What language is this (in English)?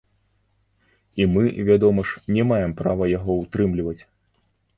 Belarusian